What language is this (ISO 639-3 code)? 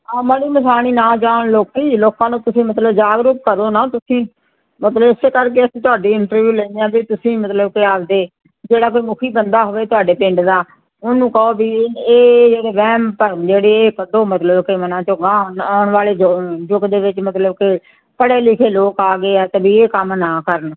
pan